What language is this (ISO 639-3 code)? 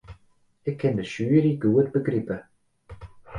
fry